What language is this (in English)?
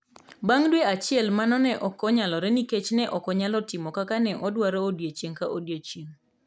Luo (Kenya and Tanzania)